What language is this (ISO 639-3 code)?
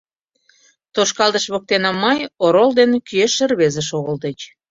chm